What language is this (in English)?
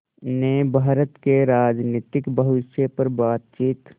Hindi